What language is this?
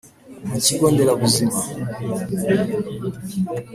Kinyarwanda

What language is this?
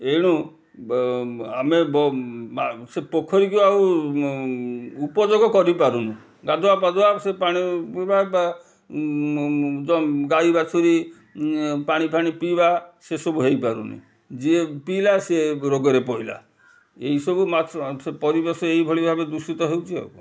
Odia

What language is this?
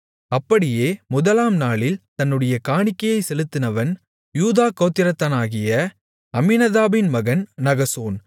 Tamil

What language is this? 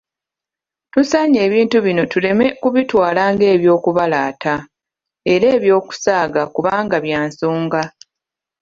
Ganda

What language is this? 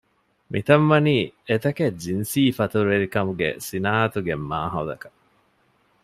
Divehi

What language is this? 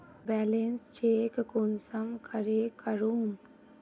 Magahi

